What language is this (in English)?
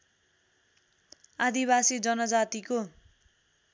Nepali